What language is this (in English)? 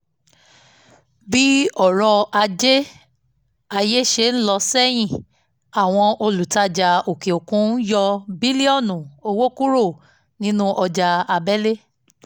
Yoruba